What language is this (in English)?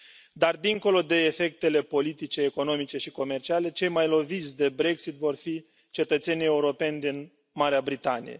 Romanian